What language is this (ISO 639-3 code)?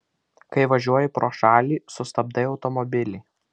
lit